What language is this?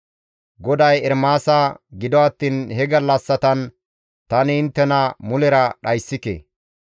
Gamo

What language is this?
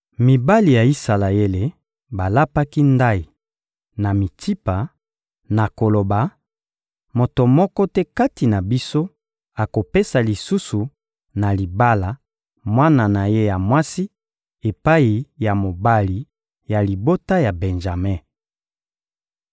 Lingala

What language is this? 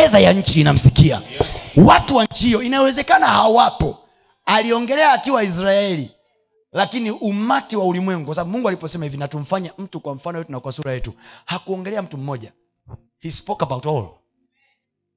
Swahili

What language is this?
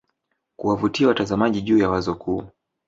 Swahili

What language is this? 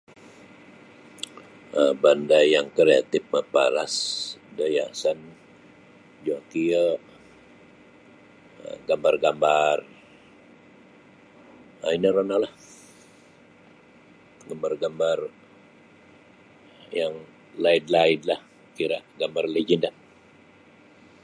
Sabah Bisaya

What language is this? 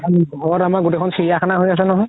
Assamese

